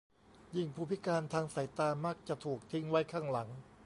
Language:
Thai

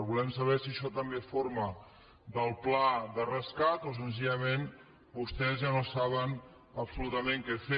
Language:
Catalan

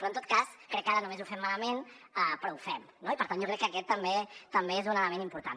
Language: Catalan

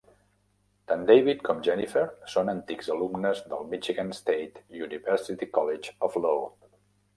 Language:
Catalan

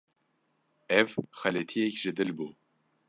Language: Kurdish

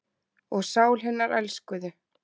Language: Icelandic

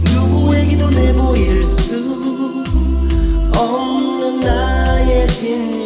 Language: Korean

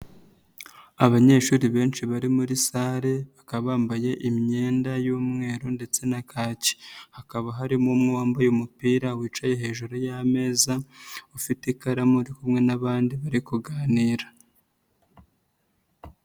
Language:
Kinyarwanda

